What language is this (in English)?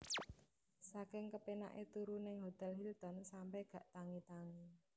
Javanese